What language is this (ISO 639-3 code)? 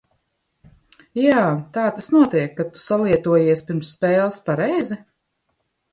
lav